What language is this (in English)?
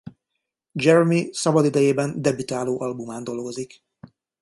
Hungarian